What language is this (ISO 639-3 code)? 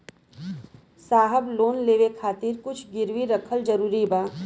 bho